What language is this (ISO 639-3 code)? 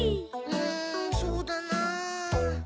jpn